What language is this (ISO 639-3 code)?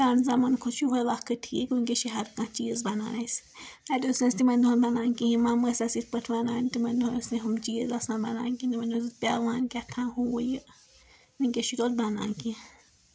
kas